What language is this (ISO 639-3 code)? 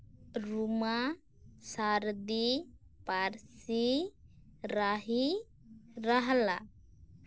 sat